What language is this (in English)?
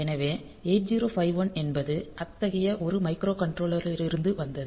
Tamil